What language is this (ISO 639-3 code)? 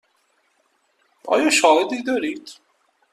fas